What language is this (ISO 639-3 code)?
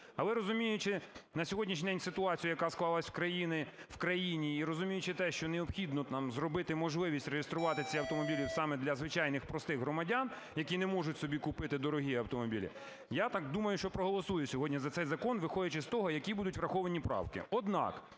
ukr